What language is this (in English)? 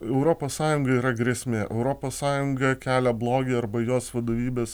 Lithuanian